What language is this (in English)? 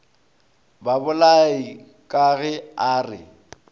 Northern Sotho